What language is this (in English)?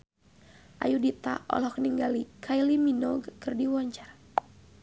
Sundanese